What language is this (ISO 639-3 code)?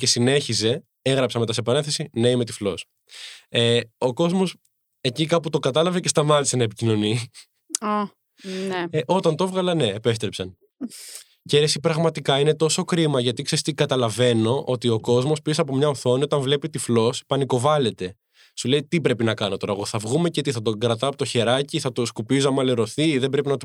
ell